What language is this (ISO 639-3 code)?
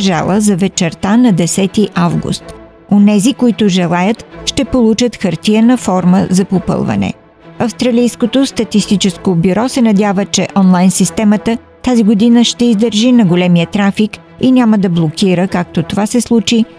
bul